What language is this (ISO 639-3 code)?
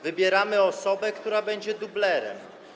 pol